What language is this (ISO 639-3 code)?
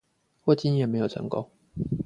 zho